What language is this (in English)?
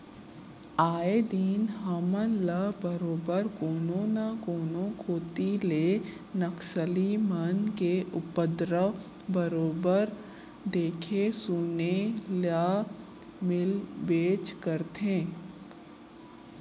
Chhattisgarhi